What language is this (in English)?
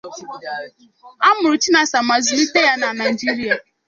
Igbo